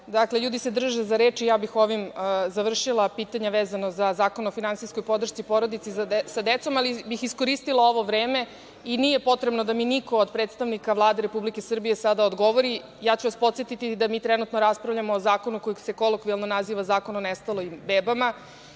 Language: Serbian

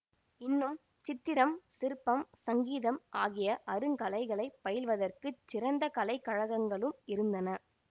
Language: Tamil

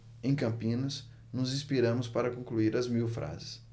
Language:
Portuguese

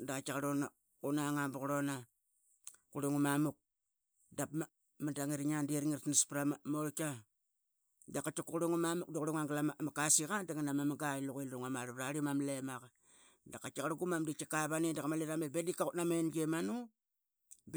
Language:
Qaqet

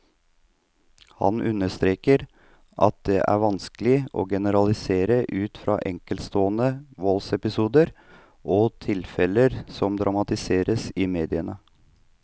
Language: Norwegian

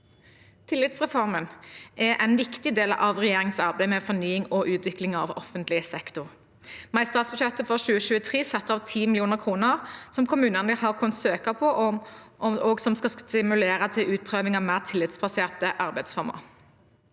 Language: Norwegian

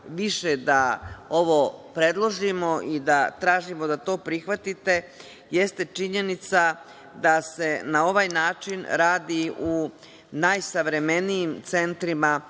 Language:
Serbian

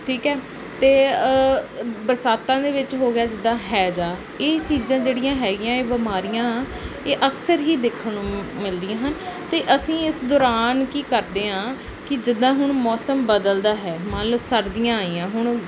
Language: Punjabi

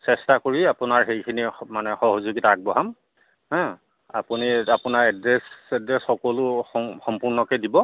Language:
Assamese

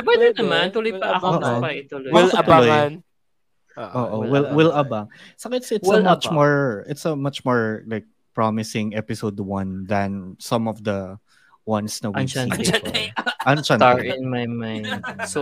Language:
Filipino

